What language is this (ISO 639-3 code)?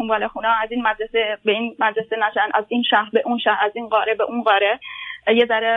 fas